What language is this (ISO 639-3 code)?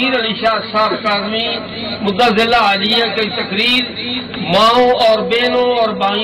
tur